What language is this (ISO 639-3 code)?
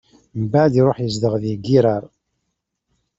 kab